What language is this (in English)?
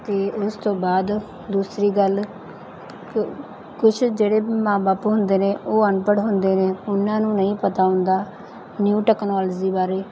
Punjabi